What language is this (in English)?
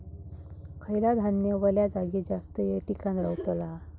Marathi